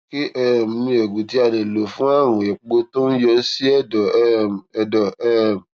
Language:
Yoruba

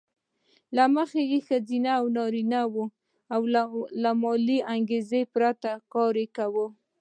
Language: Pashto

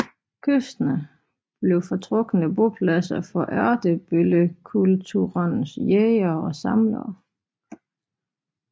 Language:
Danish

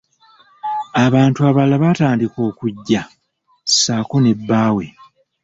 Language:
Ganda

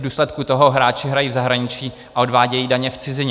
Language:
Czech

